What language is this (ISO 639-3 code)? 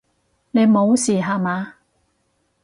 yue